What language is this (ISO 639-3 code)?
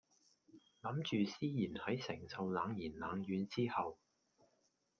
yue